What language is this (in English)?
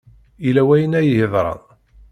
Kabyle